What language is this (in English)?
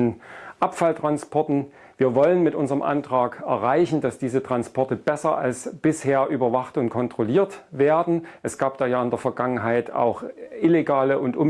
German